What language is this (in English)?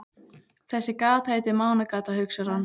Icelandic